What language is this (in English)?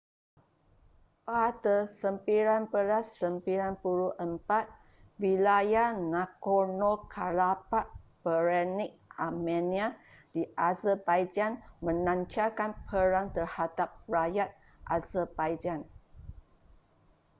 Malay